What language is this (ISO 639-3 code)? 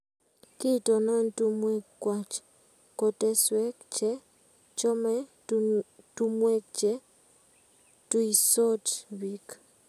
kln